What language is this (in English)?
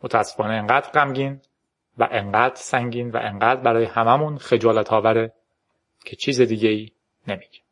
Persian